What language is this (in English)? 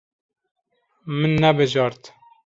Kurdish